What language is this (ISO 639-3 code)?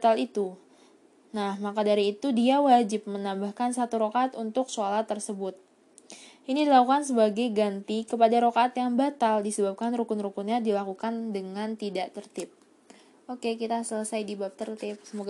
ind